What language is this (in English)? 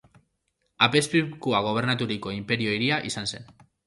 Basque